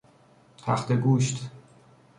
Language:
Persian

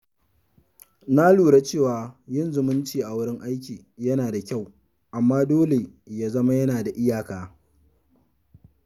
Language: Hausa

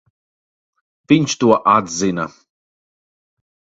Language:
Latvian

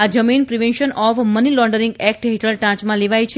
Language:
Gujarati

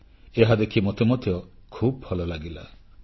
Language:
Odia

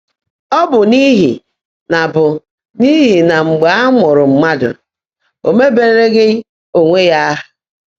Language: Igbo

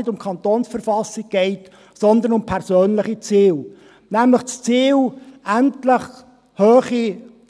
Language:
Swiss German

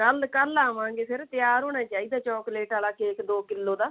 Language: Punjabi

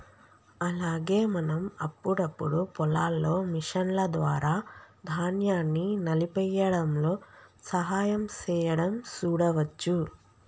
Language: Telugu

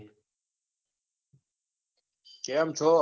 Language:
Gujarati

